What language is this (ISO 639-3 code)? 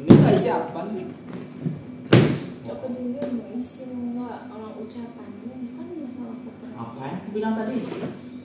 ind